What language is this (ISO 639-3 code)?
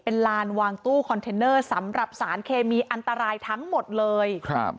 tha